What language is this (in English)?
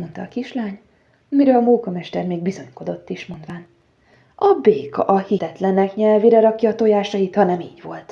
Hungarian